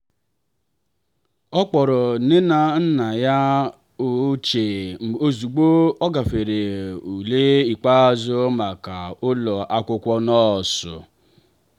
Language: Igbo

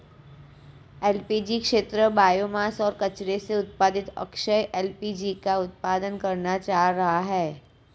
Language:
Hindi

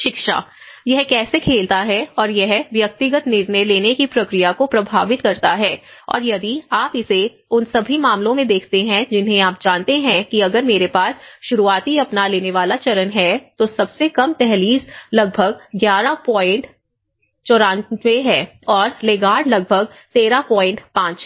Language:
Hindi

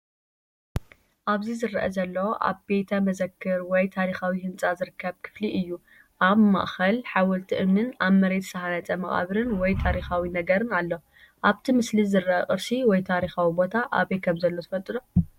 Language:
Tigrinya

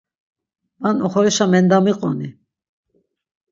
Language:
Laz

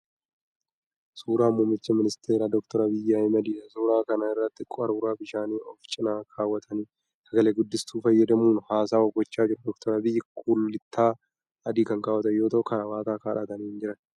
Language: Oromo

